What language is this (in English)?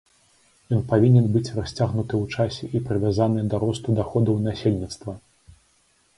Belarusian